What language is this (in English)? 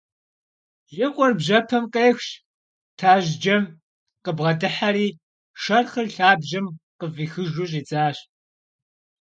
Kabardian